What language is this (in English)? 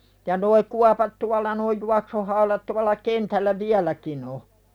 Finnish